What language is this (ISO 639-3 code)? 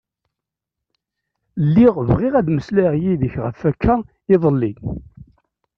kab